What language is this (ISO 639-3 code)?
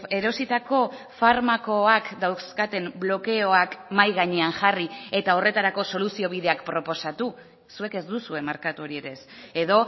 eus